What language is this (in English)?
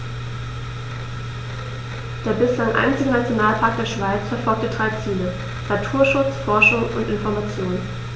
German